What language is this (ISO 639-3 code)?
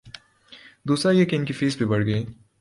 urd